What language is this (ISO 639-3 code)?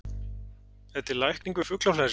isl